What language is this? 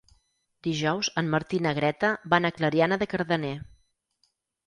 Catalan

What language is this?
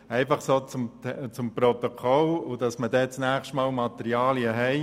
Swiss German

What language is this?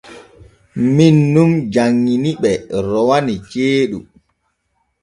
Borgu Fulfulde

